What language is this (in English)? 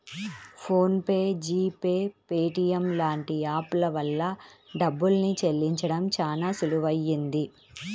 Telugu